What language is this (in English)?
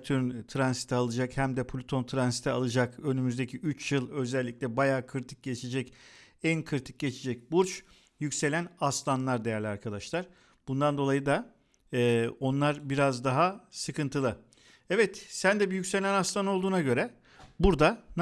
Turkish